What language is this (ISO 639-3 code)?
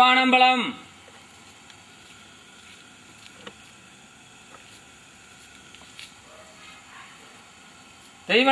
hin